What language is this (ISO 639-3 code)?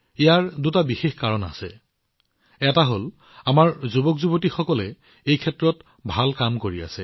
asm